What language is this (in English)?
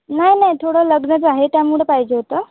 Marathi